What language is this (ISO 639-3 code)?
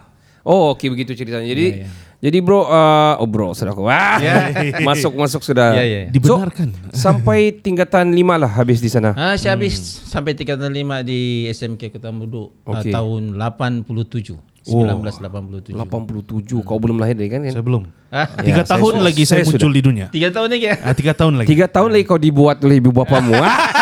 msa